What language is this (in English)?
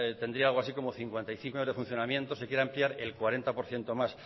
Spanish